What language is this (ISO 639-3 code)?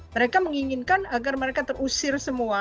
ind